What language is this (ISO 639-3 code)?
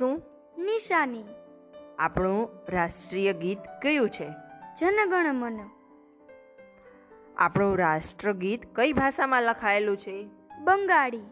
guj